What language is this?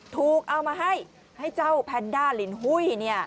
Thai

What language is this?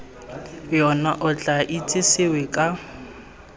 Tswana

